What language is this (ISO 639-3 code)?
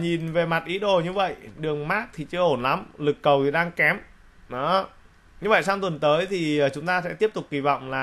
vie